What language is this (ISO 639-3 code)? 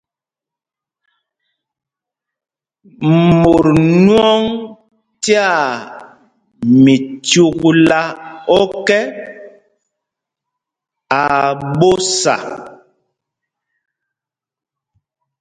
mgg